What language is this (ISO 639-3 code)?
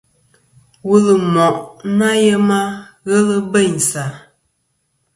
bkm